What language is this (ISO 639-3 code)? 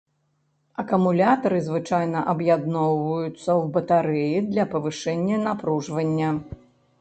bel